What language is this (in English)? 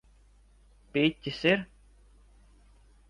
Latvian